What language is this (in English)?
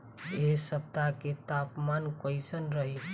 Bhojpuri